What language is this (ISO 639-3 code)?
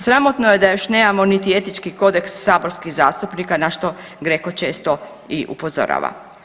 hrv